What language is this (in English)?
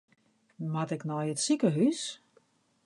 Western Frisian